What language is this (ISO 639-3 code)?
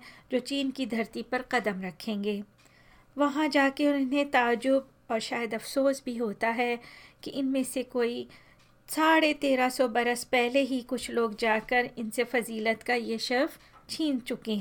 hin